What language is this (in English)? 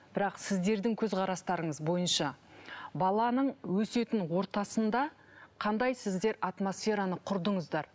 Kazakh